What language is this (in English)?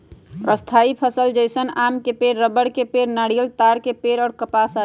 Magahi